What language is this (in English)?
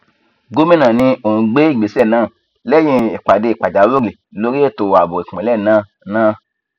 Yoruba